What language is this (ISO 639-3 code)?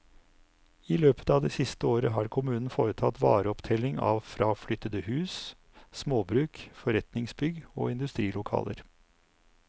nor